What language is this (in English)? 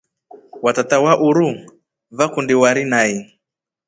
Rombo